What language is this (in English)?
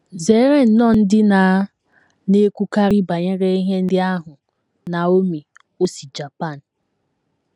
Igbo